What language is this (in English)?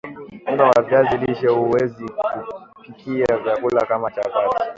Swahili